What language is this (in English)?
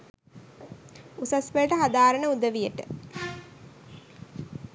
Sinhala